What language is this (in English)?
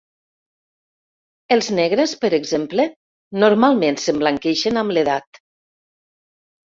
Catalan